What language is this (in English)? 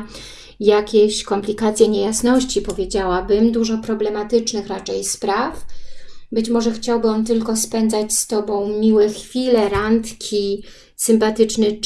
Polish